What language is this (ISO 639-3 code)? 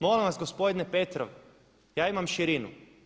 hrv